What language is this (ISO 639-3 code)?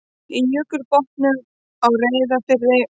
isl